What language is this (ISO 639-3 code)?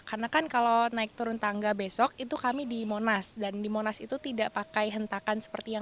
ind